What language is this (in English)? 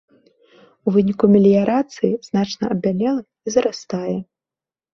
Belarusian